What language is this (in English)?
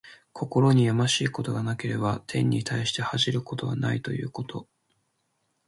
Japanese